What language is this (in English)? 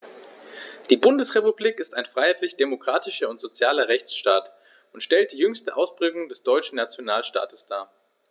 German